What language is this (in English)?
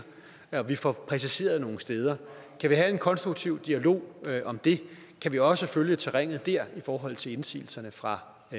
Danish